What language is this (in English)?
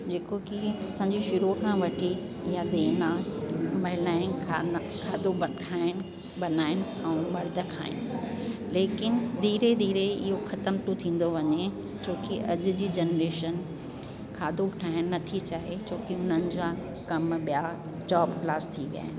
Sindhi